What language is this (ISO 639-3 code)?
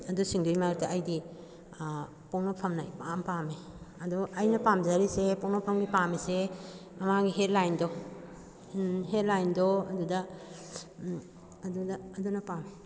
mni